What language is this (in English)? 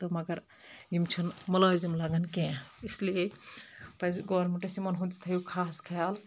Kashmiri